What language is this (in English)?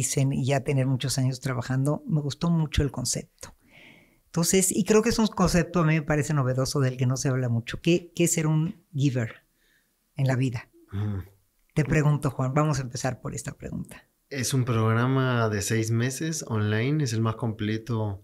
Spanish